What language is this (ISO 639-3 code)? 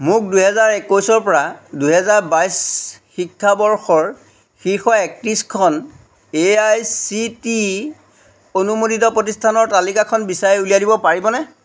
asm